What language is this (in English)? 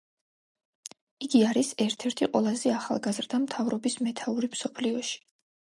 Georgian